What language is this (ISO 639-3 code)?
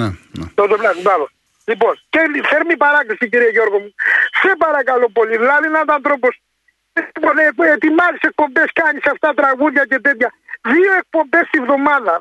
ell